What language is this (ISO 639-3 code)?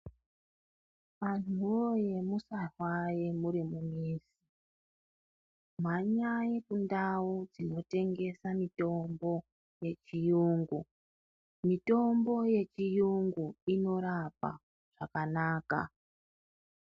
ndc